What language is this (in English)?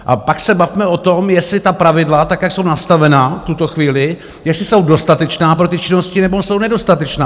Czech